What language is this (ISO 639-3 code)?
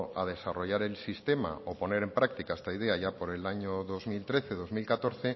spa